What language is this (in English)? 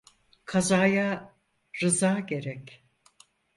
Turkish